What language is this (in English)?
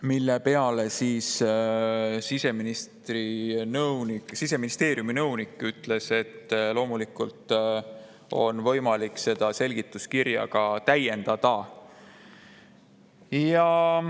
Estonian